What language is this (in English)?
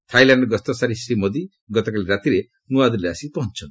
Odia